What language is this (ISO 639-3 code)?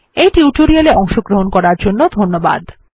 ben